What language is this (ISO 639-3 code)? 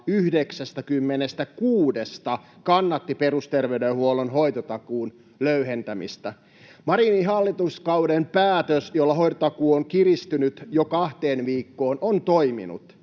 fin